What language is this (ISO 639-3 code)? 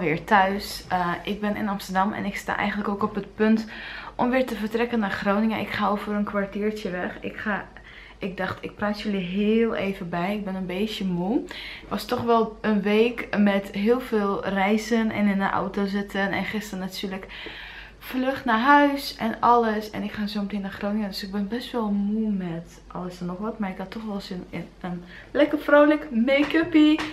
nld